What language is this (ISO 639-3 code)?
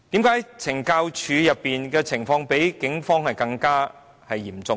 yue